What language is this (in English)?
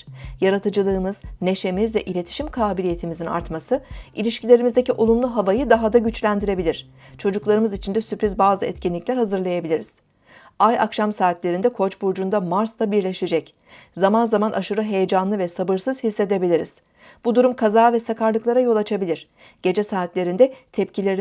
Turkish